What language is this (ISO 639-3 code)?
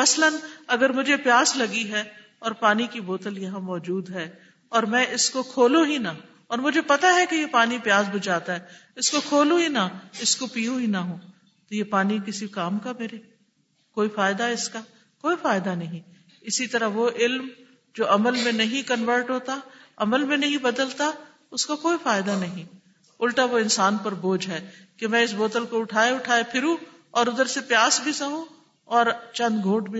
urd